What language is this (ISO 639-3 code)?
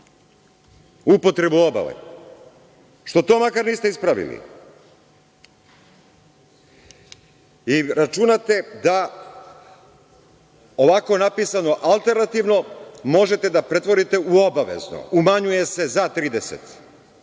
srp